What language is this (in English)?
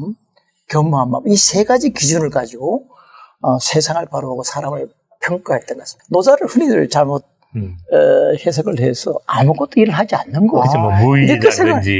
Korean